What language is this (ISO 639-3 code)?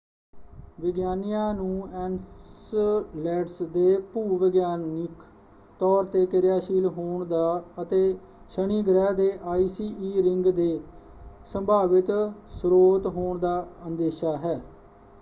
pan